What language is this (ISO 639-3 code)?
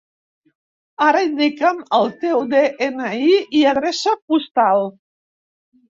cat